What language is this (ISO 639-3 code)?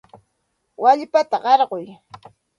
qxt